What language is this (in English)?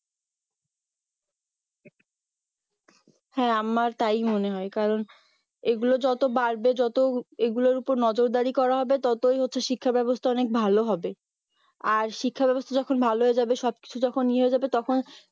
Bangla